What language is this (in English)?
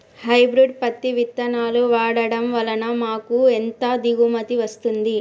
Telugu